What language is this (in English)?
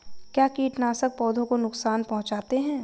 Hindi